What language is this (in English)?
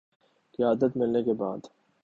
Urdu